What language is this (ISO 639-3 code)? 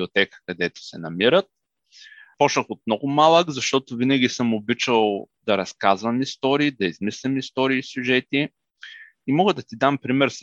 bul